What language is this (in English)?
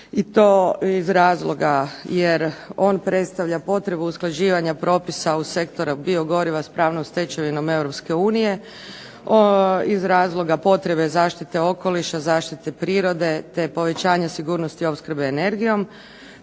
Croatian